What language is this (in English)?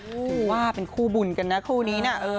Thai